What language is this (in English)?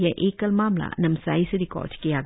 Hindi